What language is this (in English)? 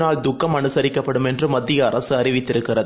Tamil